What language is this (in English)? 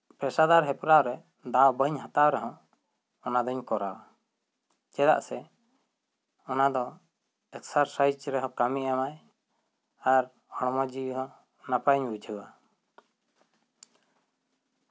Santali